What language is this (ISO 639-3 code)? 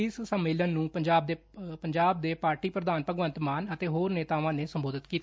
pan